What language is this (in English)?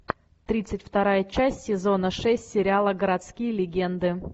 Russian